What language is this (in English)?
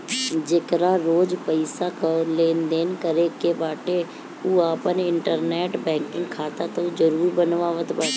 Bhojpuri